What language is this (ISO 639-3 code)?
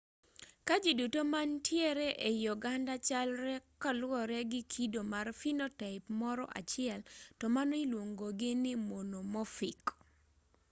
luo